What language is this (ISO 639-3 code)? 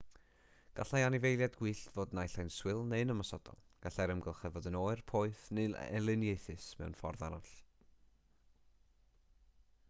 cym